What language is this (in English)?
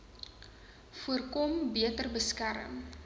Afrikaans